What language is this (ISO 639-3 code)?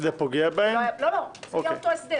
heb